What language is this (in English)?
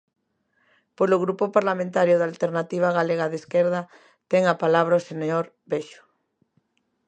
Galician